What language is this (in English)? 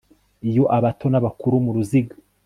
Kinyarwanda